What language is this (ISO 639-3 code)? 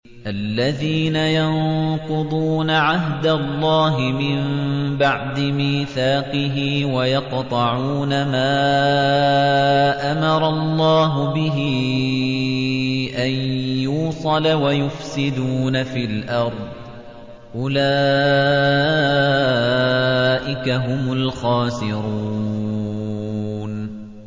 ara